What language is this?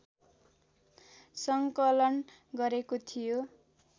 Nepali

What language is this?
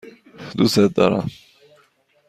Persian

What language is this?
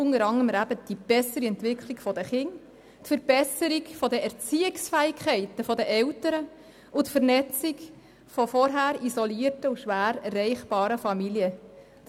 Swiss German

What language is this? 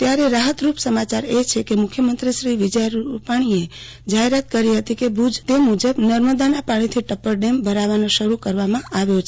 Gujarati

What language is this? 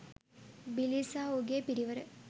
Sinhala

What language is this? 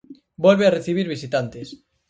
Galician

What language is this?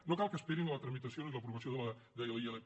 Catalan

